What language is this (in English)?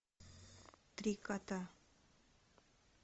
Russian